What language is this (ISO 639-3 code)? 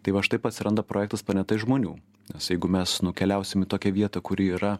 lit